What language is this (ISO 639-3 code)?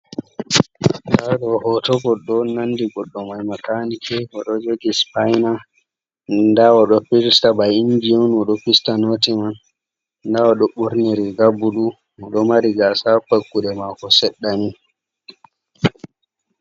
ful